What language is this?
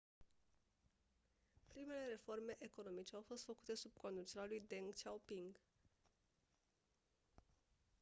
Romanian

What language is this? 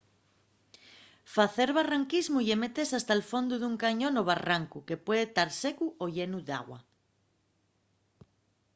Asturian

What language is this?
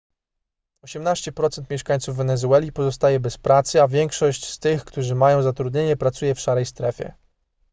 Polish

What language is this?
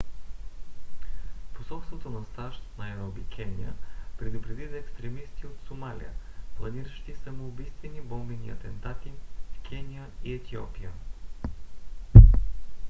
Bulgarian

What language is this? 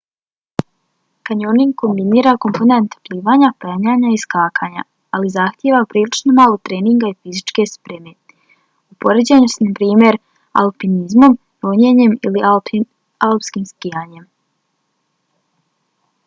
Bosnian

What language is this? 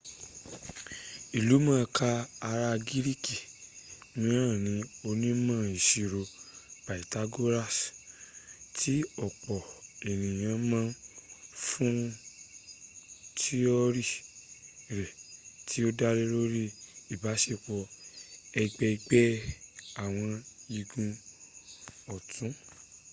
Yoruba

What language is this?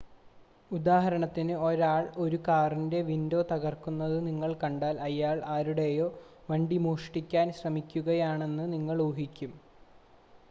Malayalam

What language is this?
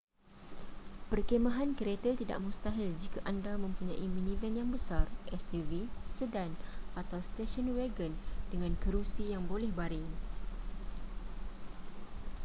Malay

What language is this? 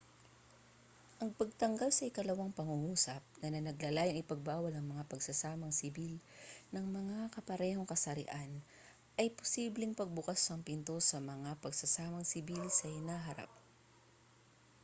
Filipino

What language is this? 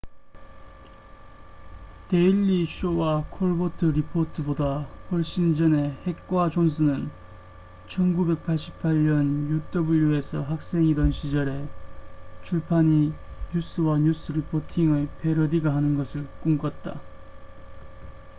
Korean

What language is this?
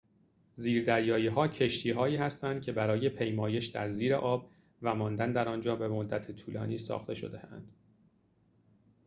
Persian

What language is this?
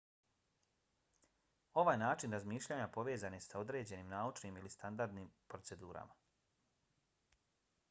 Bosnian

